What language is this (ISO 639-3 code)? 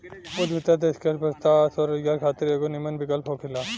bho